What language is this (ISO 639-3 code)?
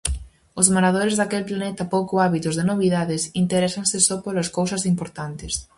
glg